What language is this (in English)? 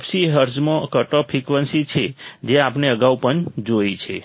Gujarati